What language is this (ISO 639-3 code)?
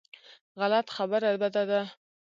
pus